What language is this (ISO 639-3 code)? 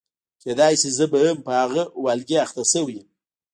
pus